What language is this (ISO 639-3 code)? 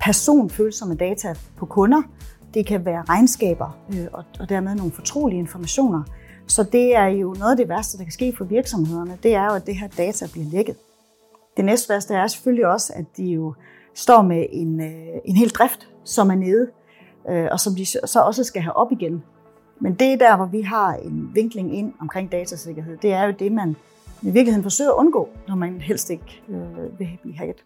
dan